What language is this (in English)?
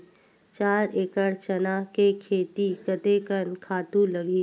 Chhattisgarhi